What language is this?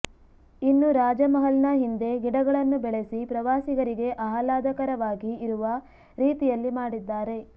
Kannada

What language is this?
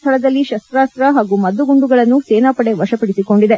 Kannada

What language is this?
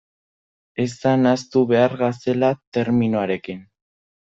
Basque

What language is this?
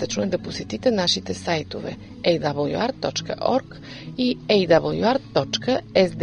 Bulgarian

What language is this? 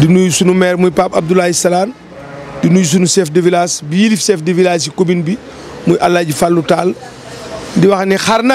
French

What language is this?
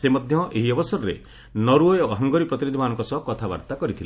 Odia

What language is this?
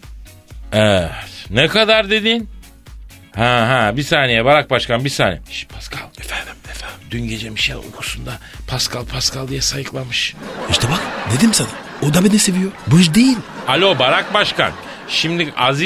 Turkish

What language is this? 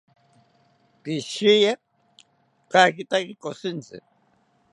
South Ucayali Ashéninka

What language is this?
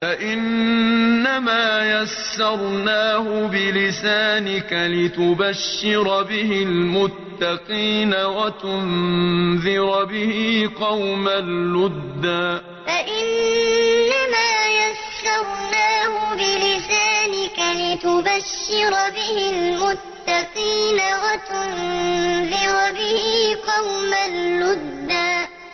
Arabic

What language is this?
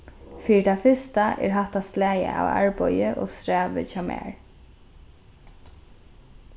Faroese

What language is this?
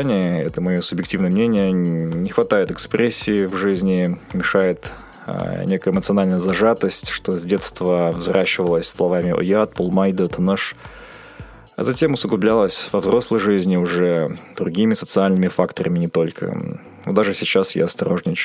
Russian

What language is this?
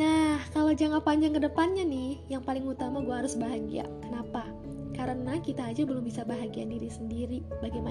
Indonesian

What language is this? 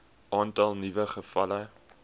Afrikaans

